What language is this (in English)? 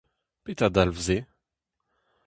Breton